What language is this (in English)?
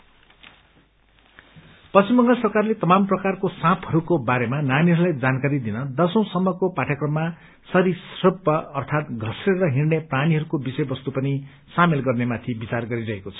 Nepali